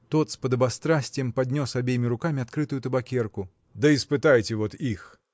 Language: Russian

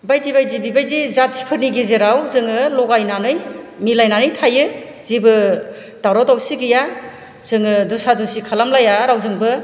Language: Bodo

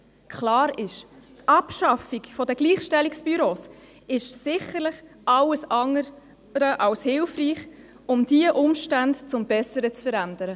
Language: Swiss German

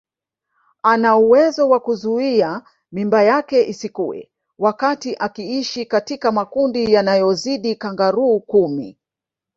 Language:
Swahili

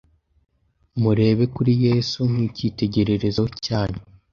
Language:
Kinyarwanda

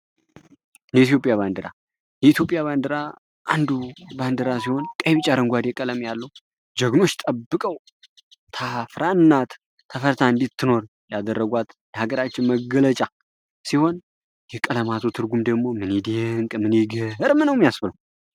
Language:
Amharic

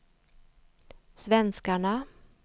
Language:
Swedish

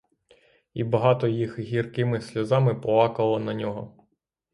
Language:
Ukrainian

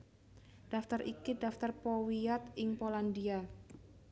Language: Javanese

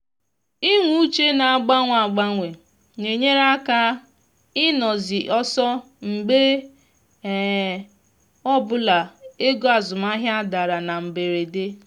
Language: Igbo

